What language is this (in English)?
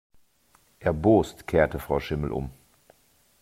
German